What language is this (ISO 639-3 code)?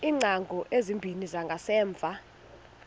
xho